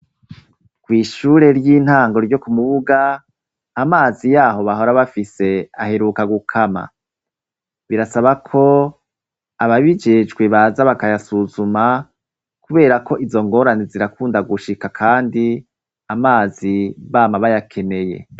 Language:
Rundi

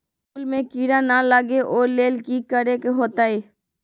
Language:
Magahi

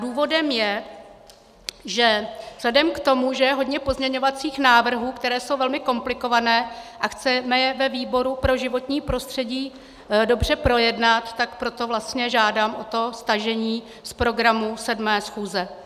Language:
Czech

